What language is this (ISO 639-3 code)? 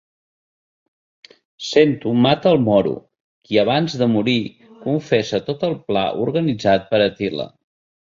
cat